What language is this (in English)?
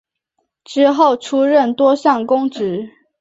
Chinese